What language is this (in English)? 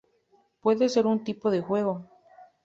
Spanish